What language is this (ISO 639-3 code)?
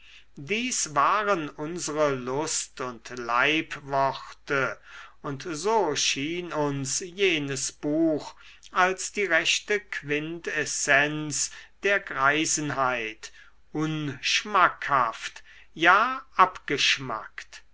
deu